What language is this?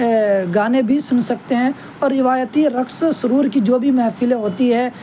Urdu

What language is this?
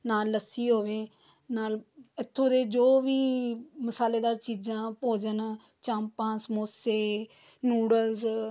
Punjabi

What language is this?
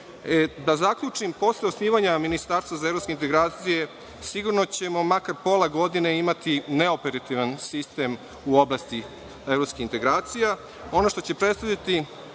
Serbian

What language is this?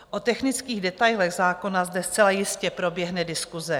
Czech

